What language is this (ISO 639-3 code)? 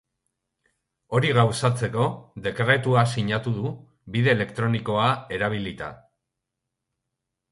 eus